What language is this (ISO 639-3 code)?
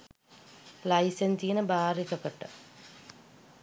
sin